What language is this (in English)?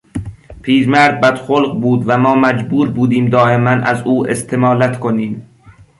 Persian